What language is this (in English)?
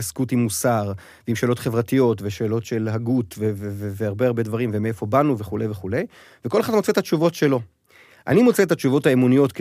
Hebrew